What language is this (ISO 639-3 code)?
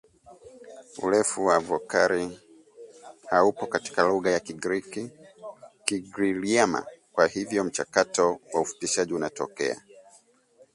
swa